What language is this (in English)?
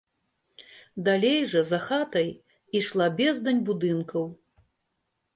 Belarusian